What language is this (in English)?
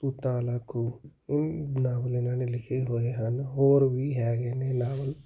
Punjabi